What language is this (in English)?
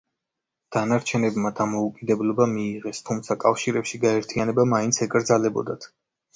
Georgian